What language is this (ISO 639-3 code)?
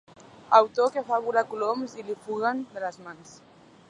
cat